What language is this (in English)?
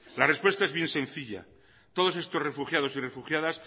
Spanish